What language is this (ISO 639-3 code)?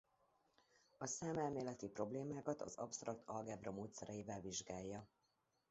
hun